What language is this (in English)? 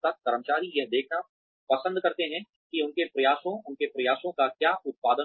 Hindi